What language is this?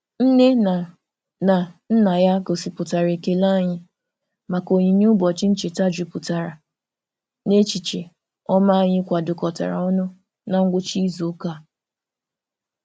Igbo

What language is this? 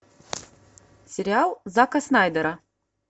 Russian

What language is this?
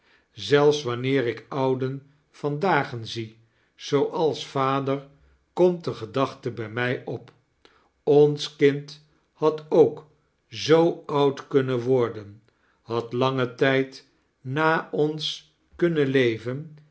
Dutch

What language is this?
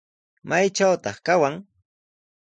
Sihuas Ancash Quechua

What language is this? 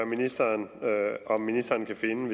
Danish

